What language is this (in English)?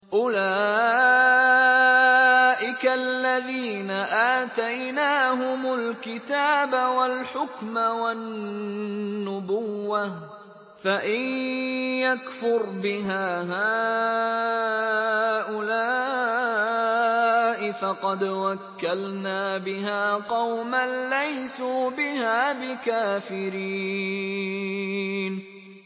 Arabic